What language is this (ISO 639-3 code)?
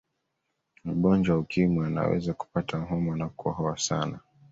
swa